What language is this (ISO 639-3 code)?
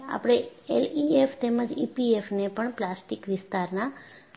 guj